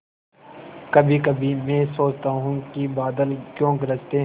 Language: Hindi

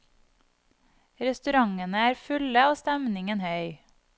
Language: Norwegian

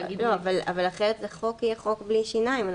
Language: Hebrew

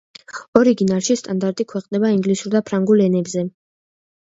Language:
Georgian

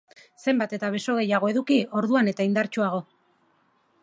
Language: Basque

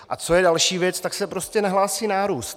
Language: Czech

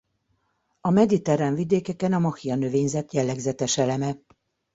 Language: Hungarian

